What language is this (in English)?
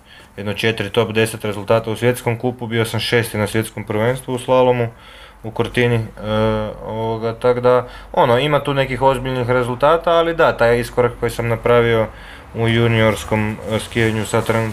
Croatian